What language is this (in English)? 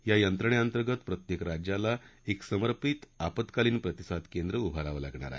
Marathi